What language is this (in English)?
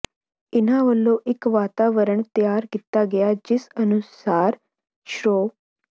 Punjabi